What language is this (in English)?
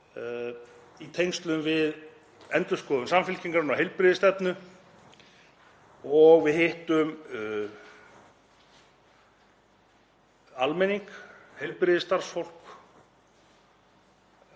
Icelandic